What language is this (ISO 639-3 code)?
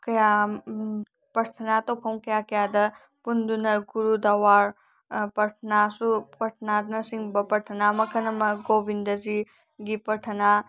mni